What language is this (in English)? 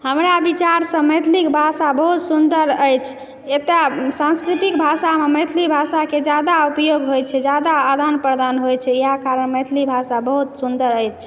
Maithili